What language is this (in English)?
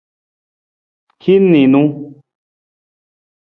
Nawdm